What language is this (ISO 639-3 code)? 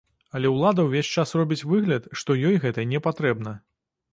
bel